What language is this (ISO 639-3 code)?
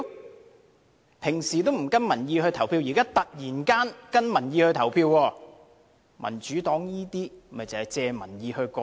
yue